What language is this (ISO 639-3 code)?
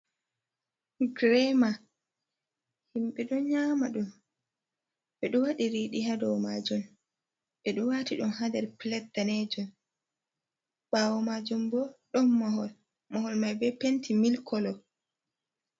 ful